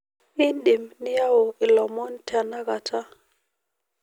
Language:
Masai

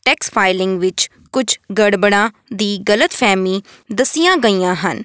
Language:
Punjabi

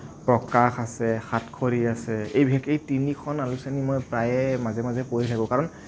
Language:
Assamese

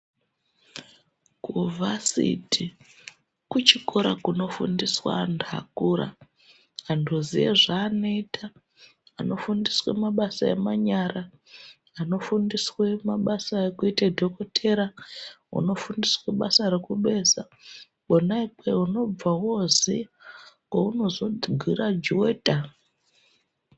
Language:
Ndau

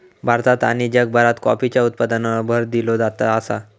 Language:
Marathi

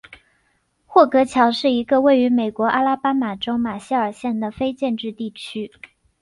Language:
Chinese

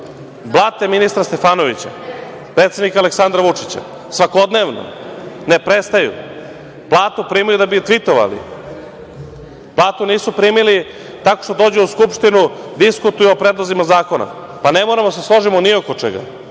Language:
Serbian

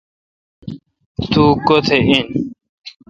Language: Kalkoti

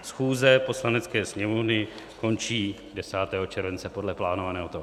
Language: Czech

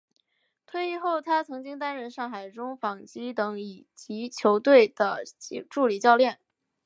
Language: Chinese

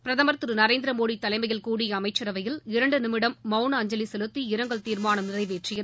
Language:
Tamil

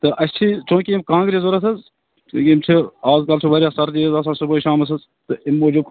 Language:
Kashmiri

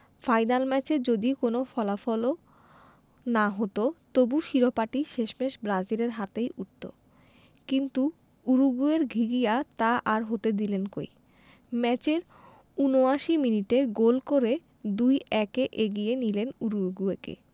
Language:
Bangla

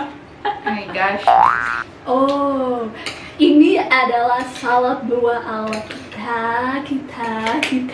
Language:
Indonesian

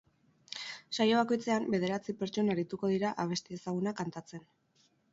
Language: Basque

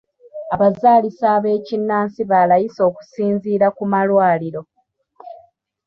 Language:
Ganda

